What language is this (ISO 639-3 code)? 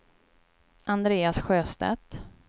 swe